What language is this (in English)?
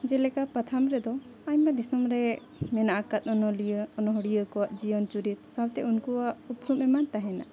Santali